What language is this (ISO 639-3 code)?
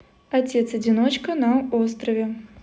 rus